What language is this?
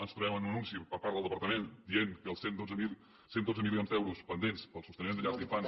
Catalan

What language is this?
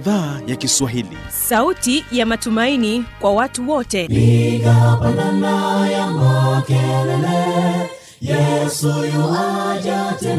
Swahili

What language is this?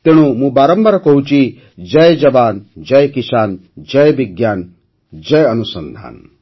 Odia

